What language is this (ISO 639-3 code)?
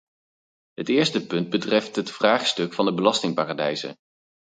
nld